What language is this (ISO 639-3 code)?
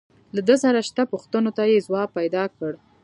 pus